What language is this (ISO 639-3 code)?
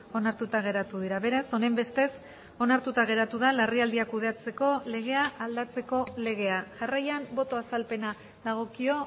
eus